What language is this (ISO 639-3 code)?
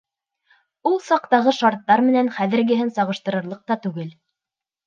bak